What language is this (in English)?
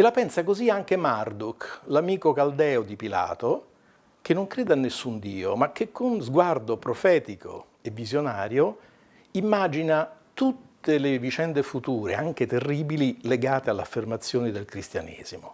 Italian